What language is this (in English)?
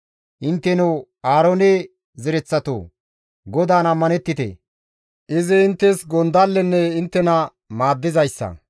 Gamo